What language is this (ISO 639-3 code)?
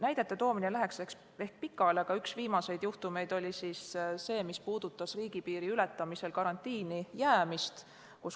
est